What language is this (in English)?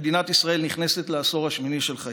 Hebrew